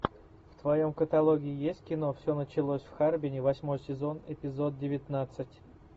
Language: Russian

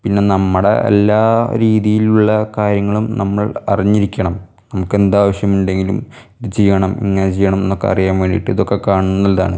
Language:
Malayalam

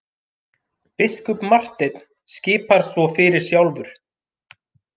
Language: Icelandic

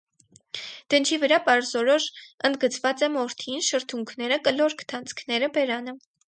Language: Armenian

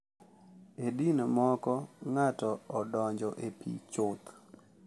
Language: Luo (Kenya and Tanzania)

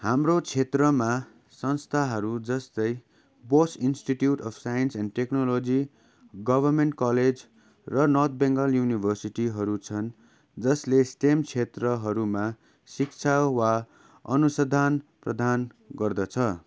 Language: Nepali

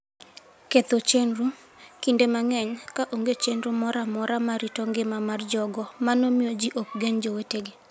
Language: Luo (Kenya and Tanzania)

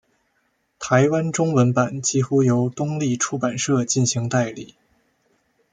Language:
Chinese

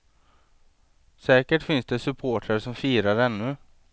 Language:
Swedish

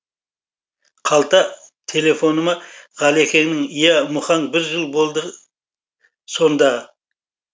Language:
Kazakh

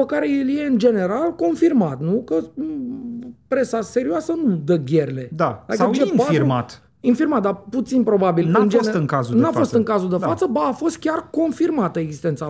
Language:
Romanian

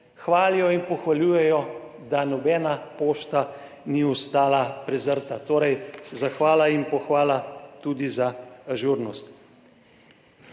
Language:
Slovenian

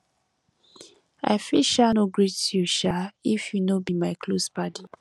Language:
Nigerian Pidgin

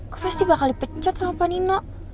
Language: Indonesian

